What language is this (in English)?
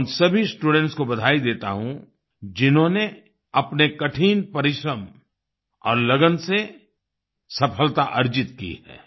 Hindi